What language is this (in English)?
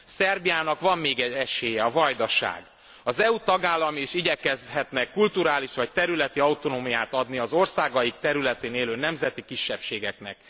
Hungarian